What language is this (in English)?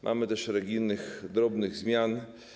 Polish